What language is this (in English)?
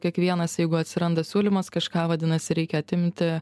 Lithuanian